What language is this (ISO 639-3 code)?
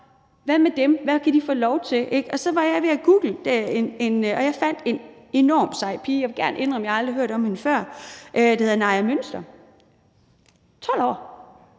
dan